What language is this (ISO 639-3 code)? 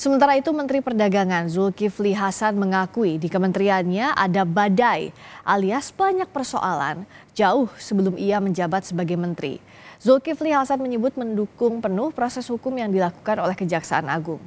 ind